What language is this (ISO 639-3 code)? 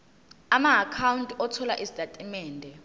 zul